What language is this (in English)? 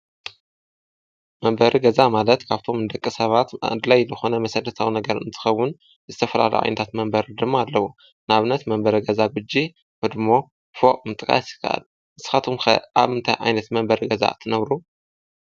Tigrinya